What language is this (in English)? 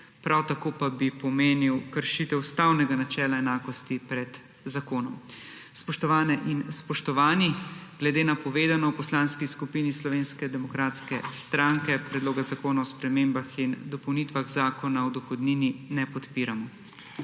Slovenian